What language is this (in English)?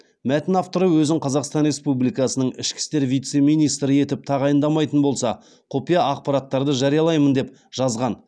Kazakh